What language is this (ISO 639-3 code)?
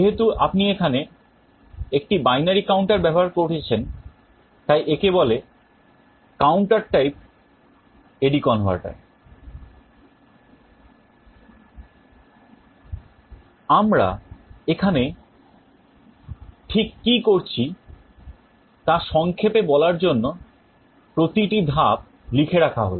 ben